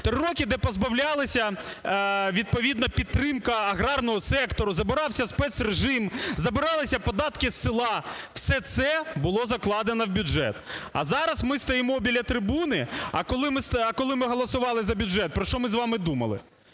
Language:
Ukrainian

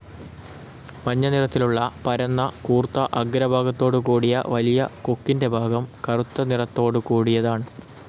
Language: Malayalam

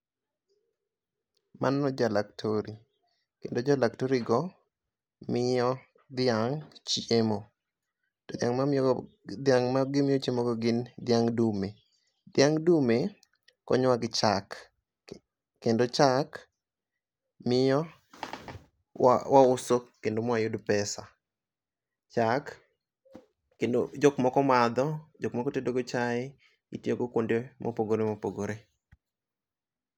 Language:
Luo (Kenya and Tanzania)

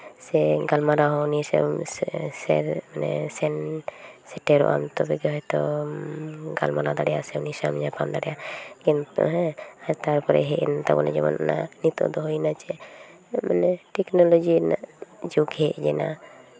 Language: Santali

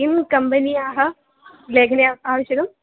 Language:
Sanskrit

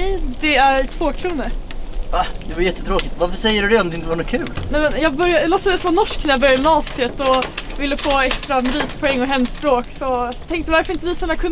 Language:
Swedish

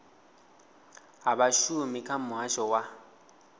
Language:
Venda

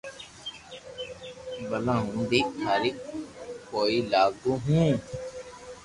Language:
Loarki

